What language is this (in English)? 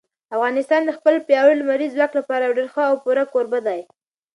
Pashto